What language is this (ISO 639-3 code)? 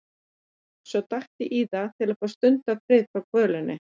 isl